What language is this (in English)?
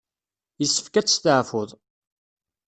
Kabyle